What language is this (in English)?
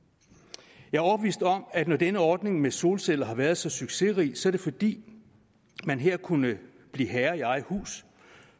Danish